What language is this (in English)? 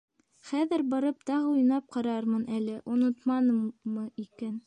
Bashkir